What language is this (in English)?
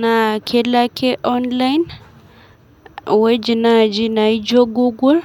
Masai